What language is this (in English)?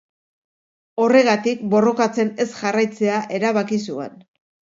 Basque